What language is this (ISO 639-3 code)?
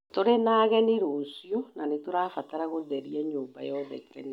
kik